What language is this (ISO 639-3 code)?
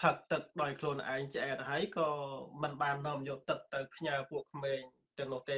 tha